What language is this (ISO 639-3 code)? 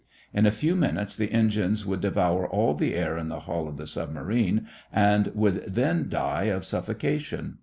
eng